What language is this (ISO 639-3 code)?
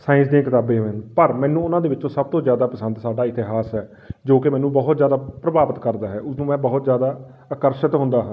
pan